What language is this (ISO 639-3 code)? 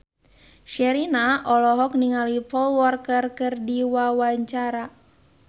sun